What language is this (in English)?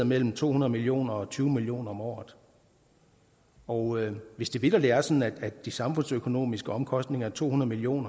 Danish